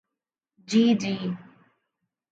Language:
Urdu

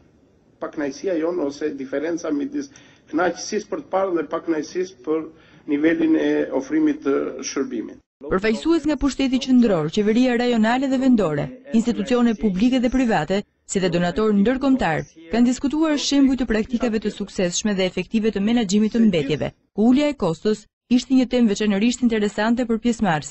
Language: Turkish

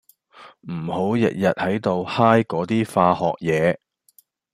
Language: Cantonese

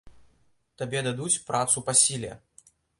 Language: Belarusian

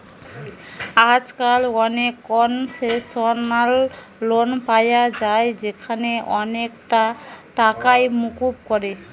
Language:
Bangla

